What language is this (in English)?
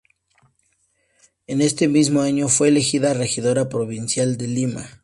Spanish